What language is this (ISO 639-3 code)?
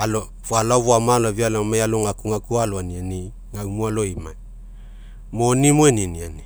mek